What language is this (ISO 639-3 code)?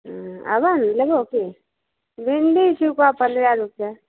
mai